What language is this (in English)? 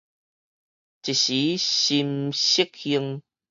Min Nan Chinese